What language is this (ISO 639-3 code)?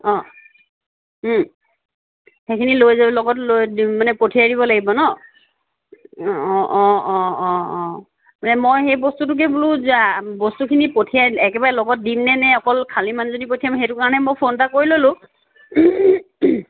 asm